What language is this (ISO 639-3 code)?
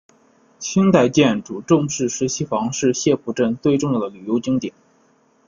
zho